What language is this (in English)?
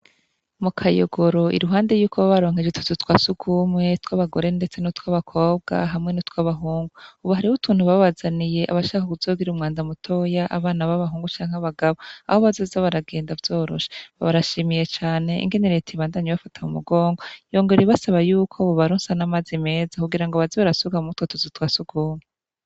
Rundi